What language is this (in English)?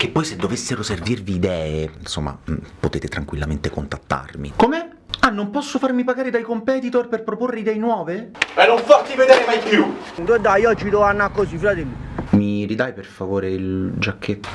Italian